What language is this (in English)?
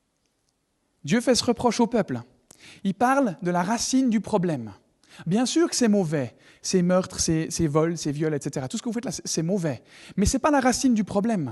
French